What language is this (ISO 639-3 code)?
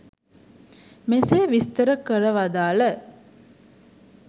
sin